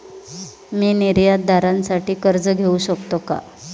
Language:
Marathi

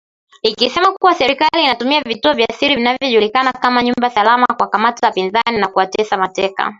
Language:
Swahili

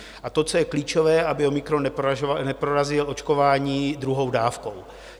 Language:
Czech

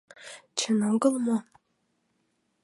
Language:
Mari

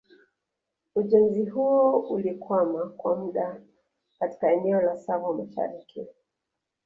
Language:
Swahili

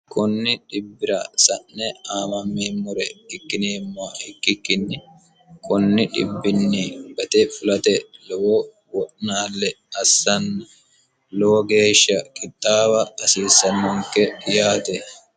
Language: Sidamo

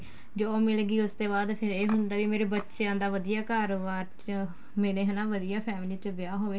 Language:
Punjabi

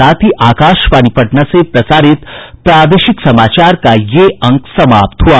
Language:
Hindi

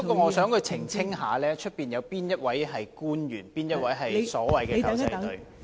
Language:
Cantonese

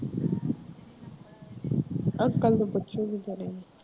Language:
Punjabi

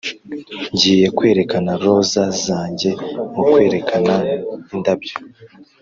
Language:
Kinyarwanda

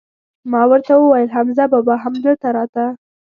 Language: Pashto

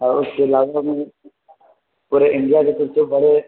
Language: Urdu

